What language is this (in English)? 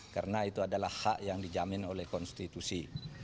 Indonesian